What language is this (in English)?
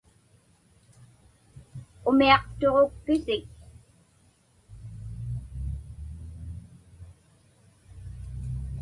Inupiaq